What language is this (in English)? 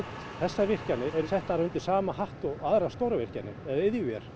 Icelandic